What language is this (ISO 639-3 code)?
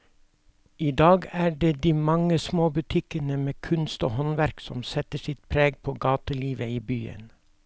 nor